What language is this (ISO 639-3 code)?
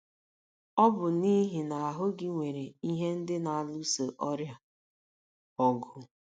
ibo